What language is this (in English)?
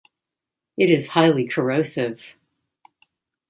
English